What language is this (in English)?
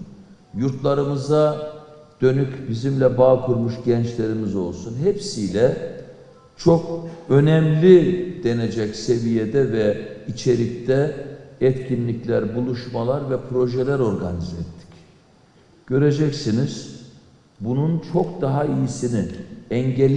Turkish